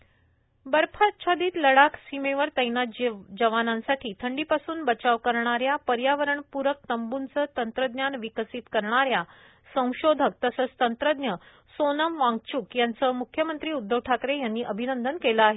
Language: Marathi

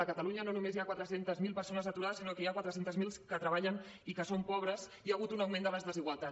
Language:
Catalan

